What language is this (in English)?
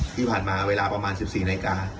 Thai